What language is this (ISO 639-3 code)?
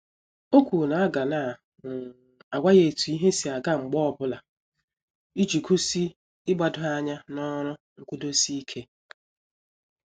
ibo